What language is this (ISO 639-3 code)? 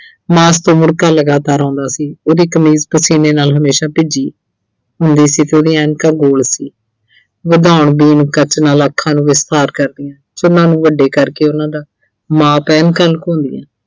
pan